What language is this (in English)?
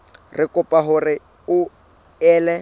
Southern Sotho